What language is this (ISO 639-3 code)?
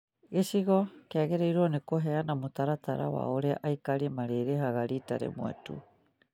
kik